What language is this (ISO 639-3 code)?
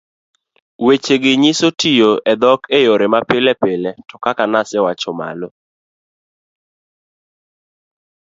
luo